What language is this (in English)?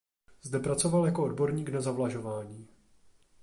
Czech